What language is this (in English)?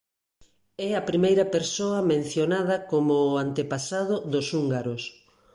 Galician